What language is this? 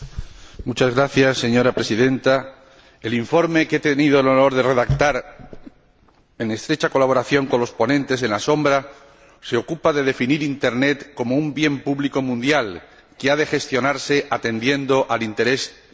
Spanish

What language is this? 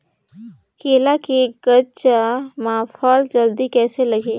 Chhattisgarhi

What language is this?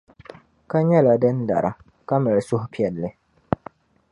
Dagbani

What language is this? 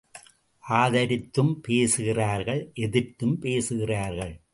Tamil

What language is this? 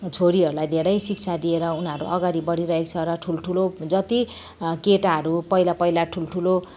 Nepali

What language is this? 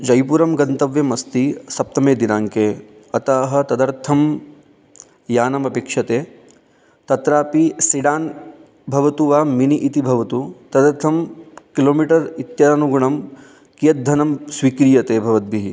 Sanskrit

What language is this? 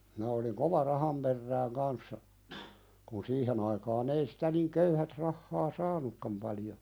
Finnish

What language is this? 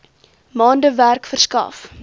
Afrikaans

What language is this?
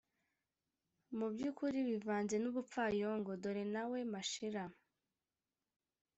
Kinyarwanda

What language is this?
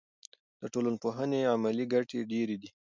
Pashto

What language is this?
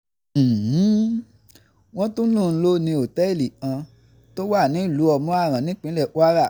Yoruba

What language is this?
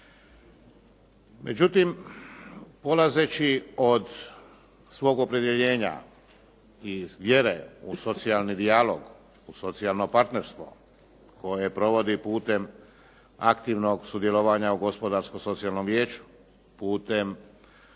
Croatian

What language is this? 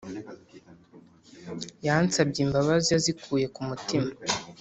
Kinyarwanda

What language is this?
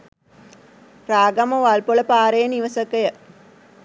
Sinhala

